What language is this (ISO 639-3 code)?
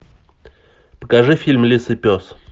rus